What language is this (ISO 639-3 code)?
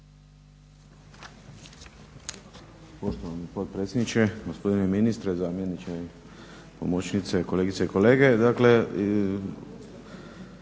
hrv